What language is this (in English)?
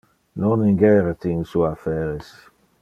Interlingua